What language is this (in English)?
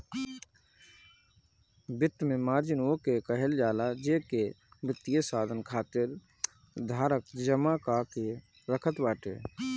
Bhojpuri